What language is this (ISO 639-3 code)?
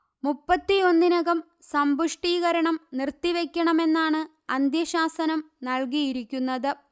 mal